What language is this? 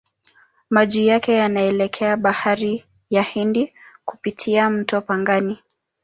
Swahili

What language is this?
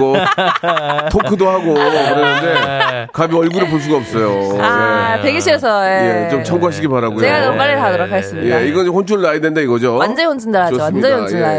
Korean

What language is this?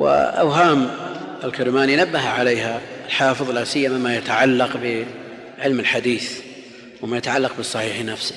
Arabic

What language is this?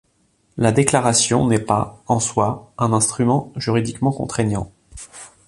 French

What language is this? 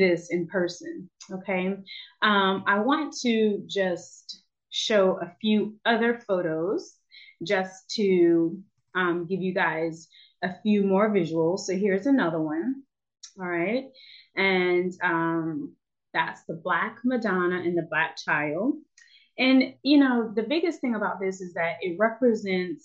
English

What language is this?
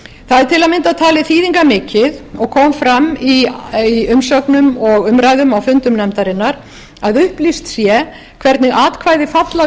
Icelandic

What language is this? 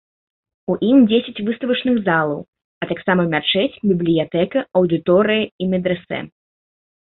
Belarusian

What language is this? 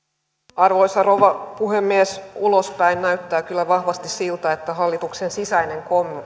Finnish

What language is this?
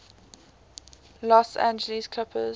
English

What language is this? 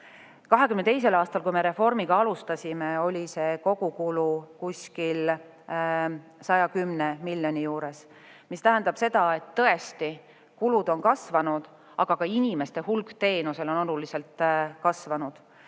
Estonian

